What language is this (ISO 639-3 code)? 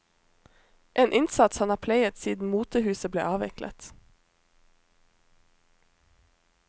nor